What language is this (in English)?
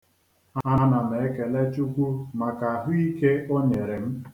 Igbo